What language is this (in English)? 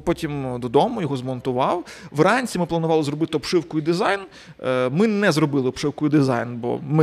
Ukrainian